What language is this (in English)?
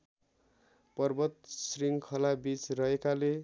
Nepali